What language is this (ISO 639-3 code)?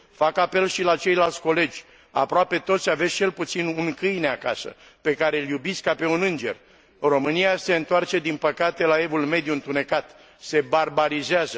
ron